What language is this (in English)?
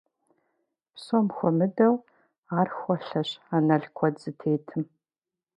Kabardian